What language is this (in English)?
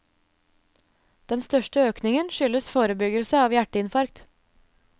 Norwegian